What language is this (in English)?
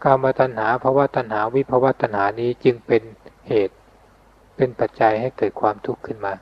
Thai